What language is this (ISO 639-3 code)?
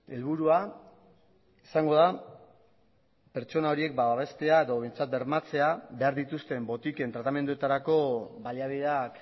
eus